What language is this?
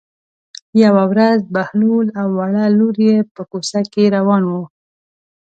Pashto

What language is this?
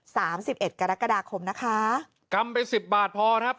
Thai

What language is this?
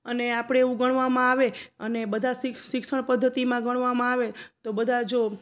Gujarati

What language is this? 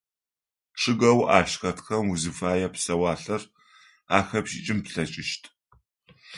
Adyghe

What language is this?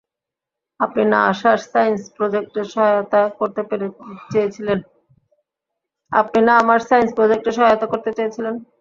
Bangla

